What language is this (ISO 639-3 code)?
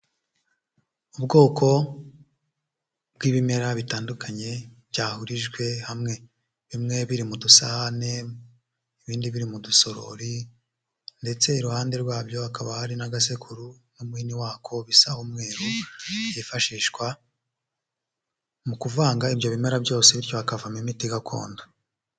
kin